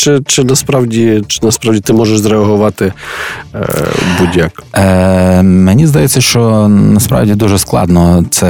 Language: Ukrainian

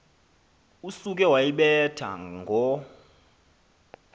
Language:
Xhosa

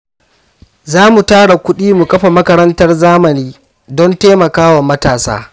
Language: Hausa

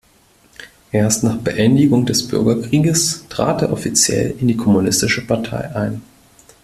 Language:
German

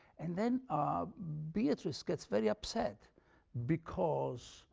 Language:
English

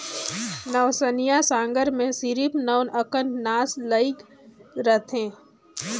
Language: Chhattisgarhi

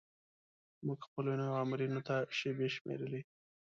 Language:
Pashto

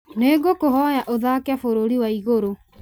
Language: Kikuyu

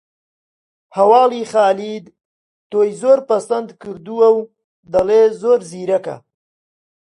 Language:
Central Kurdish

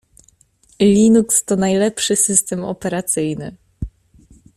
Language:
Polish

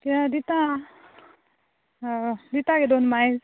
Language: Konkani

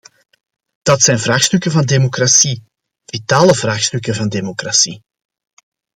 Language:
Dutch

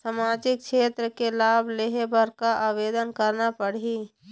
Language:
Chhattisgarhi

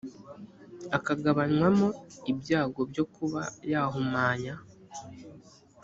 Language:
Kinyarwanda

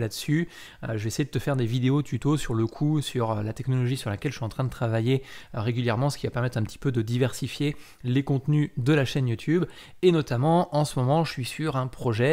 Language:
French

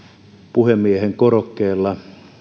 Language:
Finnish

